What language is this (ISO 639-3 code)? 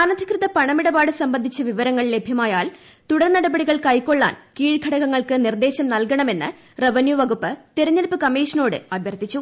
mal